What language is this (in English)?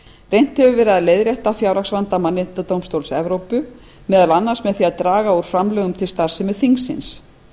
Icelandic